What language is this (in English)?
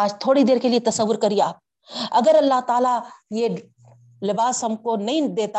Urdu